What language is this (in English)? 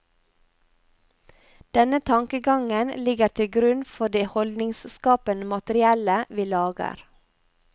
Norwegian